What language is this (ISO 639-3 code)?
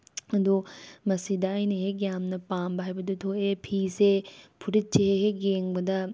mni